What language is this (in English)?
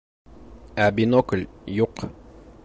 Bashkir